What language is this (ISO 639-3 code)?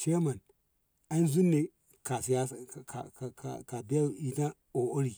nbh